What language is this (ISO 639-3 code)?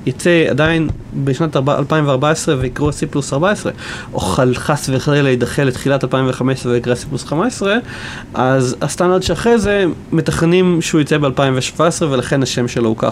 heb